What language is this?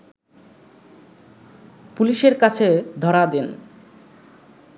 Bangla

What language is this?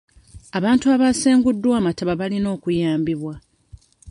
Ganda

